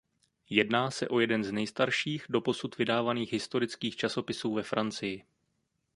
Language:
Czech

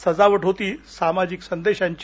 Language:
Marathi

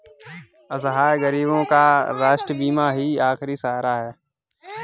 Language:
Hindi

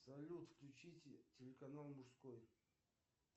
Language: Russian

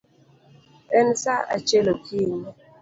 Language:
Luo (Kenya and Tanzania)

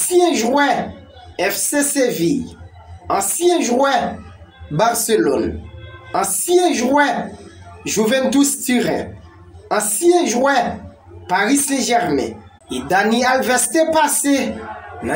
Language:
French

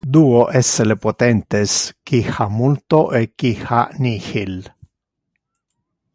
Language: Interlingua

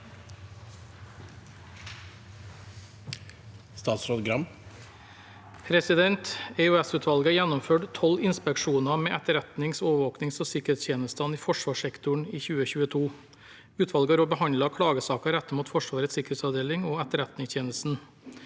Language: Norwegian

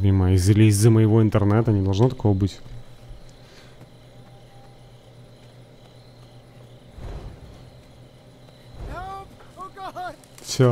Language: Russian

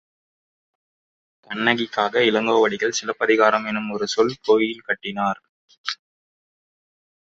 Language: Tamil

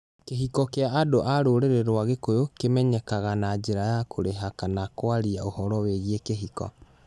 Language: Kikuyu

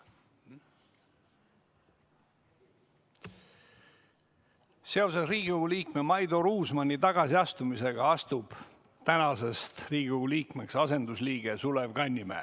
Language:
Estonian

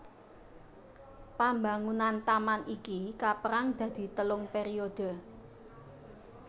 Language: Javanese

